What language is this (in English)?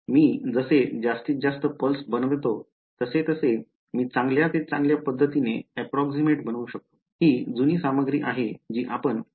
Marathi